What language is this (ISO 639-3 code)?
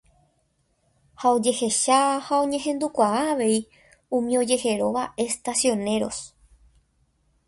grn